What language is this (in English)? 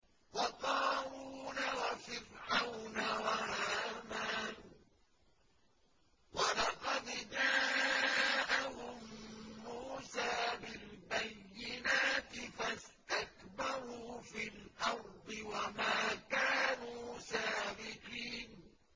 Arabic